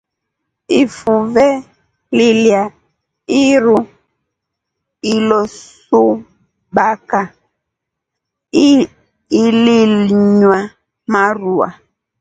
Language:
Rombo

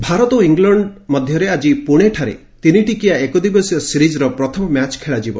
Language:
Odia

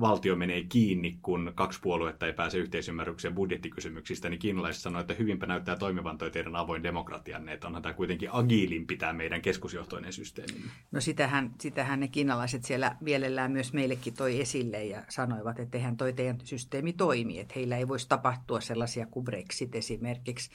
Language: Finnish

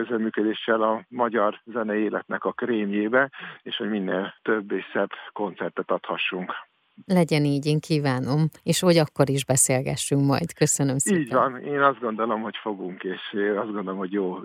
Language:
Hungarian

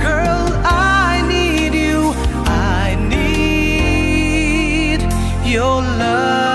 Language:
Filipino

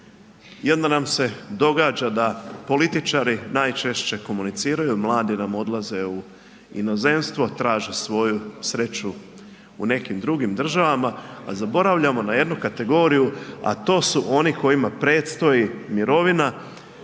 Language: Croatian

